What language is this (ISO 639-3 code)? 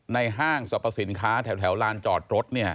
tha